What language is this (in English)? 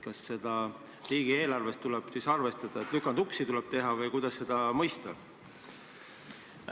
Estonian